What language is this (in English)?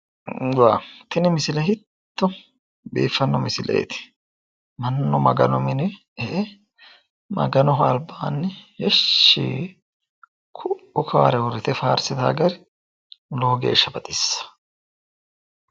Sidamo